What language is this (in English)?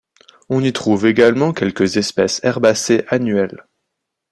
French